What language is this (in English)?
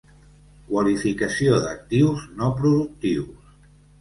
Catalan